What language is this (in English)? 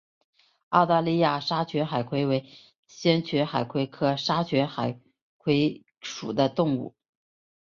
Chinese